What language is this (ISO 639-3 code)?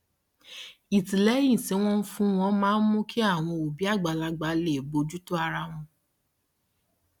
yor